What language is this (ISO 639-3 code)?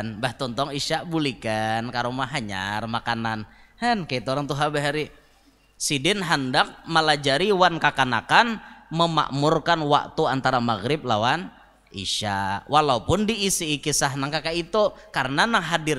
ind